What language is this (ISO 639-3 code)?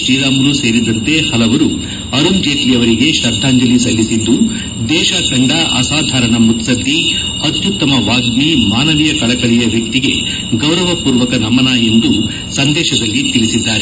kan